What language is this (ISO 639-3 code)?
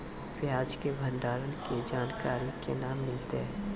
mai